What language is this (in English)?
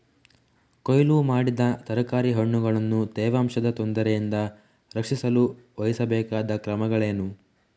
Kannada